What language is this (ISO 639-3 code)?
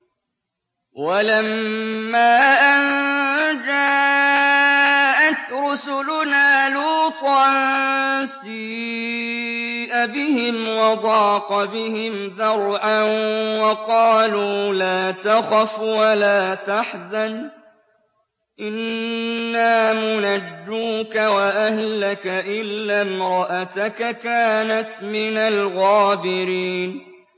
ara